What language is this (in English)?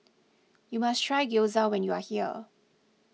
English